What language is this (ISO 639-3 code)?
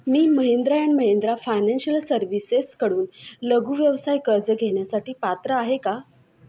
mar